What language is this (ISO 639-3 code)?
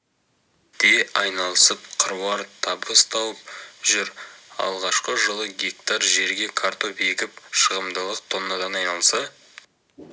kaz